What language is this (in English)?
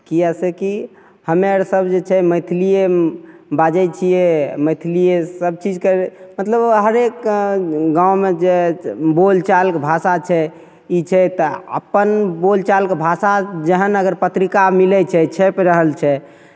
Maithili